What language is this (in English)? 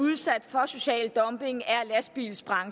Danish